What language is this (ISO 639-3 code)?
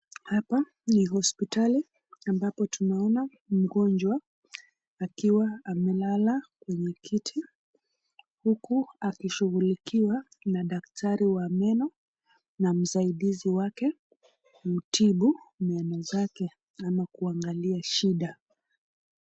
swa